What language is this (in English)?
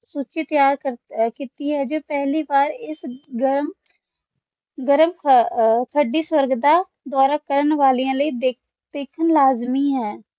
Punjabi